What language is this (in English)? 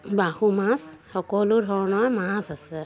Assamese